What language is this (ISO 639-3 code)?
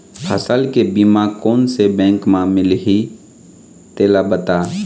hne